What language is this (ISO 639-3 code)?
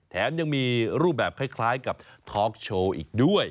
tha